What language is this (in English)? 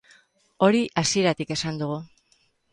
Basque